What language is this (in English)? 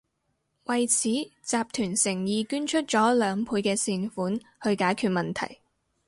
Cantonese